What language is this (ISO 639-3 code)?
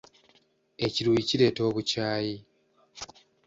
lug